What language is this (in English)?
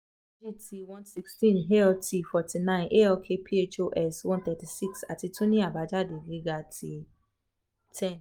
Yoruba